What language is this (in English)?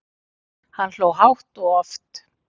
Icelandic